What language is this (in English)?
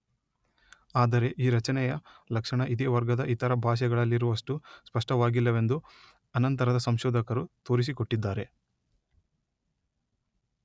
Kannada